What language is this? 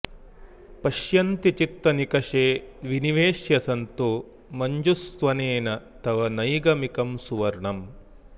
Sanskrit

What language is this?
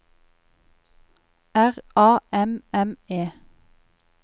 Norwegian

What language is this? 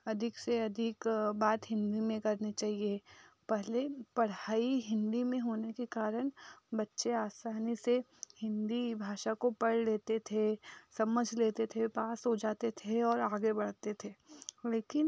Hindi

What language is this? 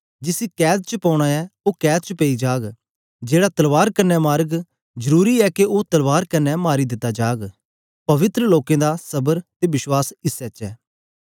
Dogri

